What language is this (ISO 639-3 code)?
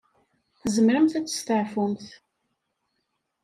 kab